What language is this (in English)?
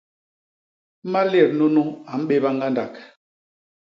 Basaa